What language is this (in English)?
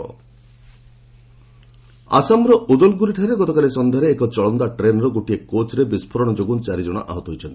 Odia